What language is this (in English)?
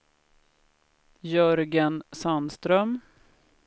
Swedish